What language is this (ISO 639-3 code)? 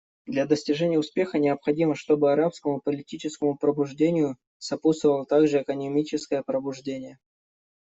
rus